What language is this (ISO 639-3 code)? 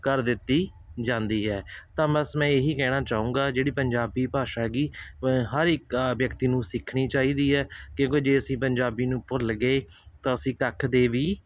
pan